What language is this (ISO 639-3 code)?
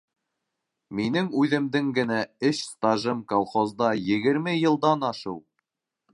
bak